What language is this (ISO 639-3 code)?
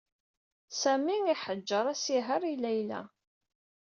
kab